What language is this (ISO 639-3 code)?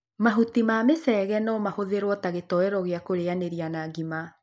kik